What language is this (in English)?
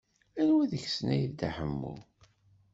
Kabyle